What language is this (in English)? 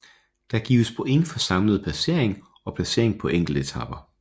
Danish